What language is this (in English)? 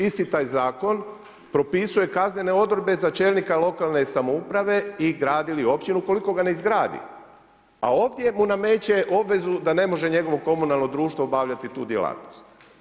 Croatian